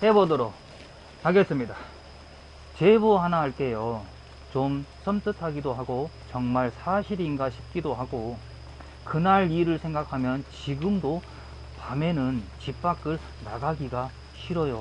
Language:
Korean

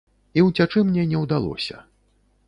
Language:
Belarusian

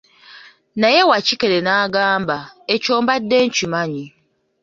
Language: Ganda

